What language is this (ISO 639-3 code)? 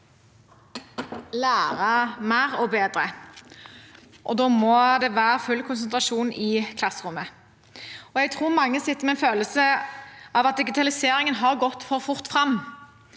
nor